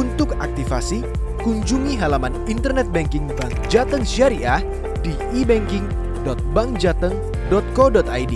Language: Indonesian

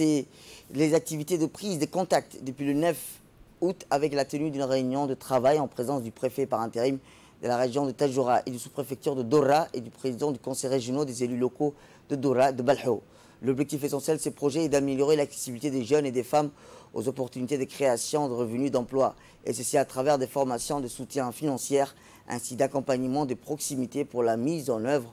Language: French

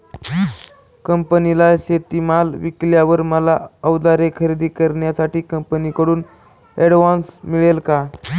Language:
Marathi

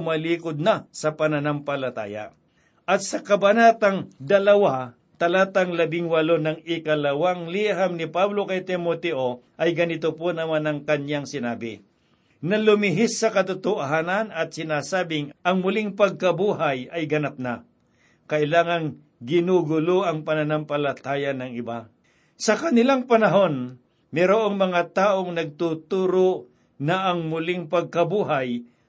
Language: Filipino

